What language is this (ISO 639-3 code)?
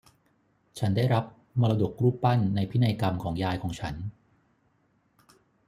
tha